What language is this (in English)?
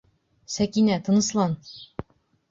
Bashkir